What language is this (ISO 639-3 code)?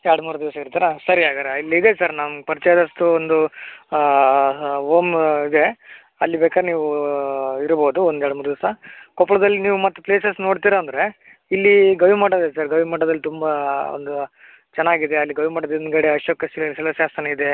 kan